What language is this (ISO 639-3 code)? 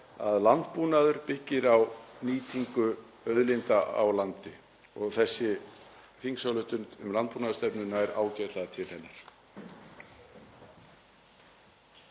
isl